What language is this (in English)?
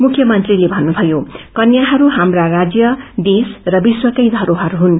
Nepali